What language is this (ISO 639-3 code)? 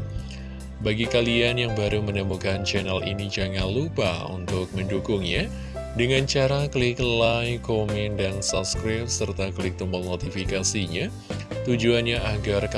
ind